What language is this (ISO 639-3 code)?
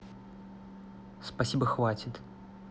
rus